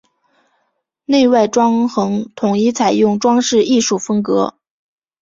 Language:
Chinese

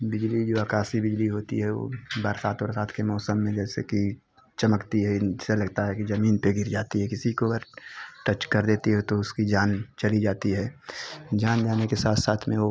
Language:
Hindi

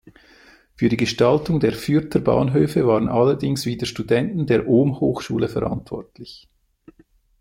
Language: German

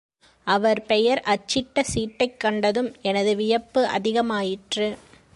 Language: Tamil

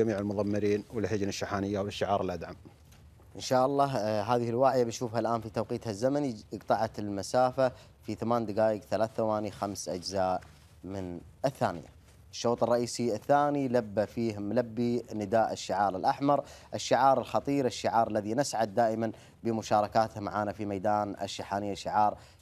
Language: Arabic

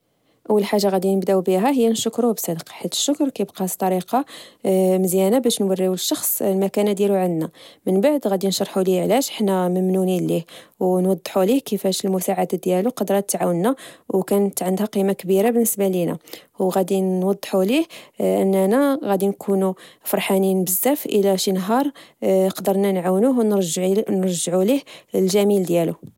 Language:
Moroccan Arabic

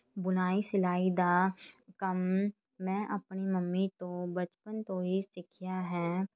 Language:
Punjabi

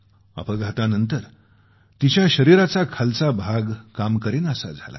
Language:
Marathi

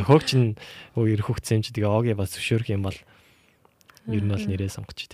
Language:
Korean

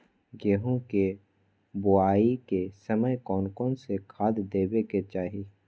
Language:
Magahi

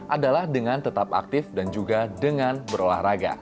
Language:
Indonesian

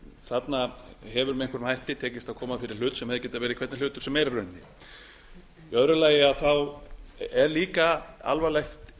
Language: Icelandic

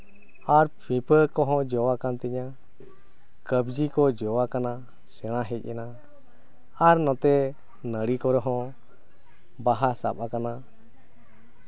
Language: Santali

